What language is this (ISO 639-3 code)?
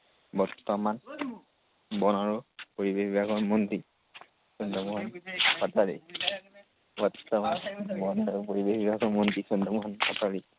asm